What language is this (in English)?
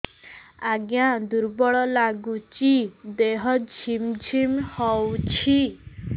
Odia